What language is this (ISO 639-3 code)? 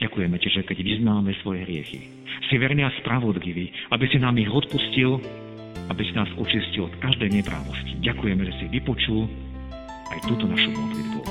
slk